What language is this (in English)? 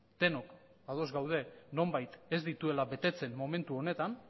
Basque